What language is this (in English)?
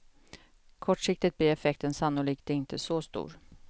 Swedish